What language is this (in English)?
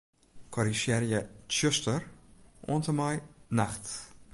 Western Frisian